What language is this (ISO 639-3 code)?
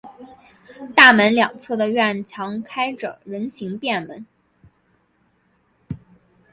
zho